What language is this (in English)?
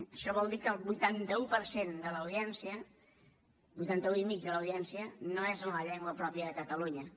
Catalan